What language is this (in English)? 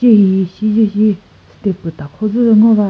Chokri Naga